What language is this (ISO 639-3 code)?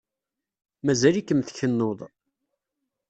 kab